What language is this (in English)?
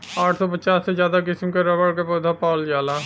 Bhojpuri